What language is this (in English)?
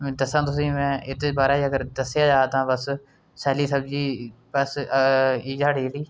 Dogri